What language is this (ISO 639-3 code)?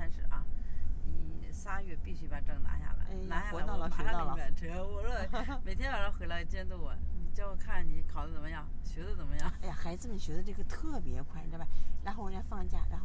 zho